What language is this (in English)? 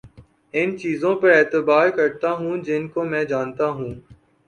Urdu